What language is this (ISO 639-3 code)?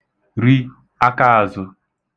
ibo